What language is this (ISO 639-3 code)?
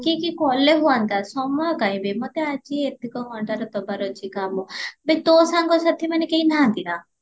ori